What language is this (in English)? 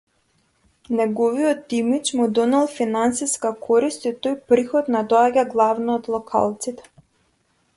Macedonian